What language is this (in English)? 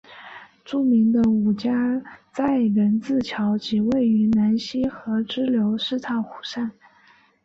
Chinese